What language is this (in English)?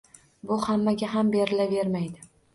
Uzbek